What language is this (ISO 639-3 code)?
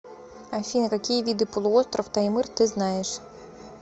rus